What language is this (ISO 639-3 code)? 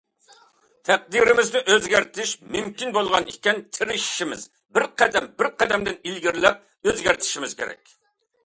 uig